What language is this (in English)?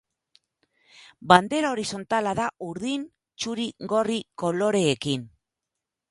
Basque